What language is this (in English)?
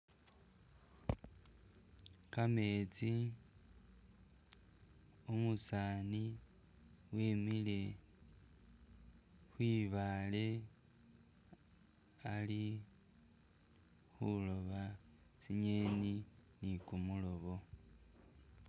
Masaaba